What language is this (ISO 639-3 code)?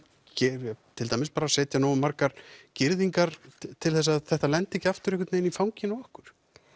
isl